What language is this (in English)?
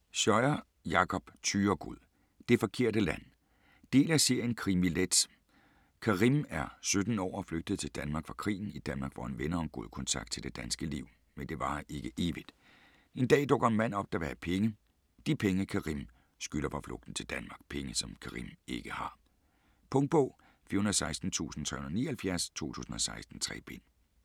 Danish